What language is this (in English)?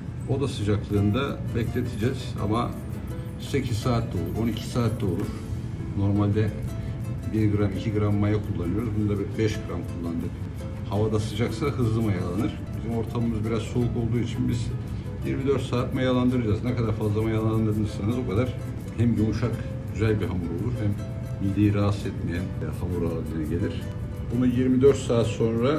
Turkish